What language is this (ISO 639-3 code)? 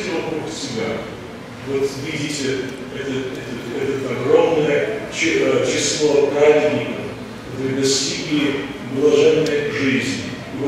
rus